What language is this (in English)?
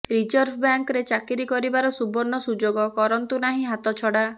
Odia